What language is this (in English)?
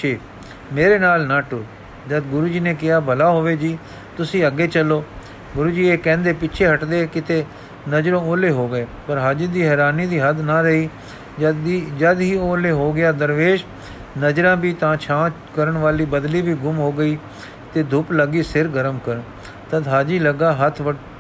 Punjabi